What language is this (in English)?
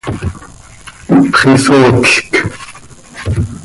Seri